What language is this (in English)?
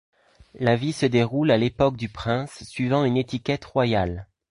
French